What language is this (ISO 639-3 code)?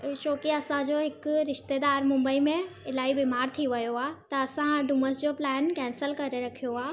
snd